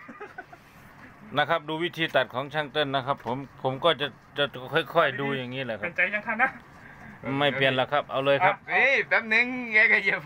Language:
Thai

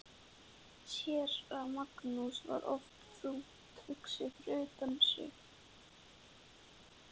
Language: Icelandic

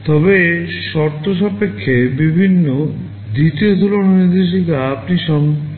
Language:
Bangla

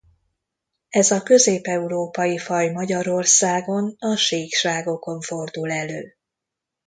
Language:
Hungarian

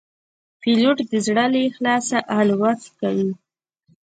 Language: Pashto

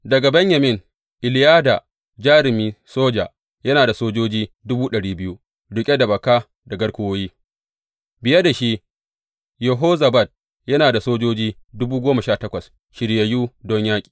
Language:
Hausa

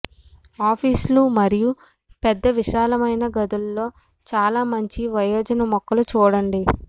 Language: Telugu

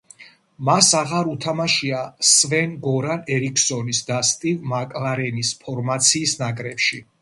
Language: Georgian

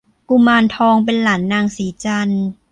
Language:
Thai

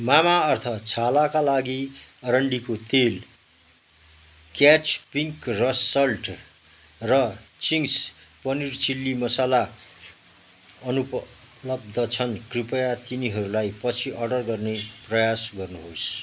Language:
Nepali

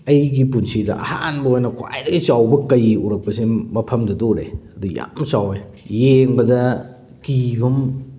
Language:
Manipuri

